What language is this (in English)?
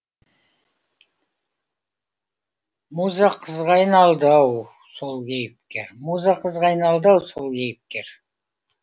Kazakh